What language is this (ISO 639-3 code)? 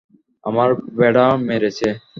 ben